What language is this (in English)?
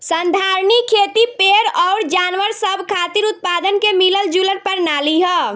Bhojpuri